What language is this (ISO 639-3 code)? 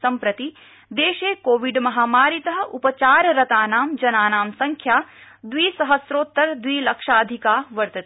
san